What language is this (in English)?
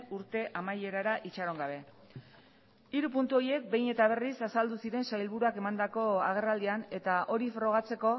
Basque